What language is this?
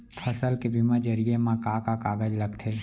Chhattisgarhi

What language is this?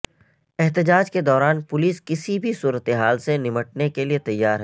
Urdu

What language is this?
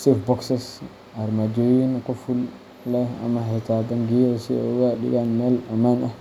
Somali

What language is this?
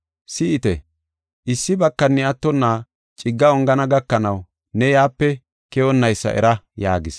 Gofa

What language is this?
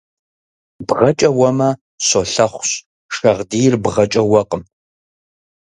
Kabardian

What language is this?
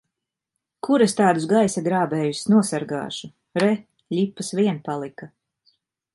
Latvian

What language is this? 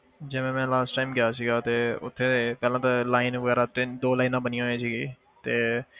Punjabi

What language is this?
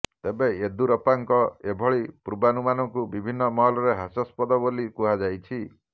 Odia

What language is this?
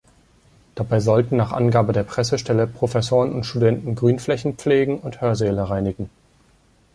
German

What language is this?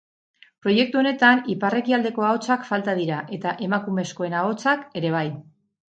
Basque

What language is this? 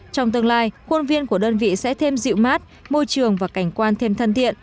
Vietnamese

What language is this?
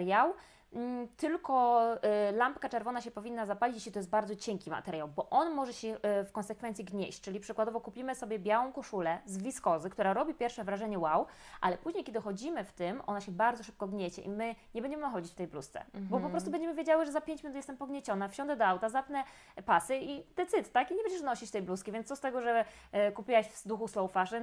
Polish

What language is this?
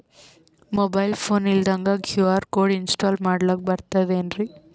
Kannada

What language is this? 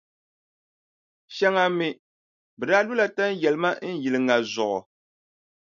Dagbani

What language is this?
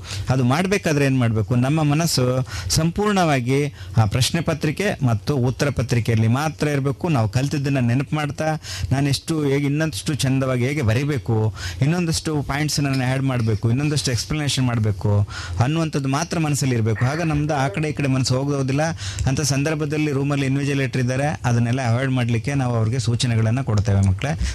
Kannada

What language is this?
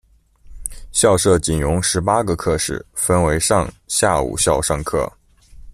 Chinese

